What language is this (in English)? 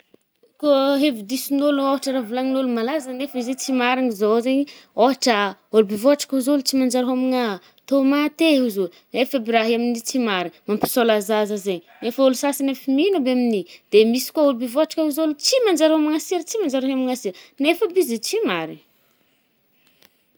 Northern Betsimisaraka Malagasy